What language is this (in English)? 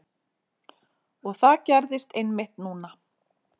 Icelandic